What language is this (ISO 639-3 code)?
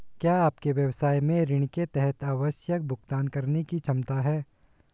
hin